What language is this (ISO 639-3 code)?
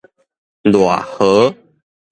nan